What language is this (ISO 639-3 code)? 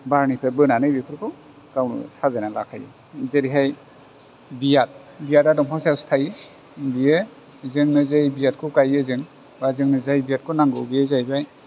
brx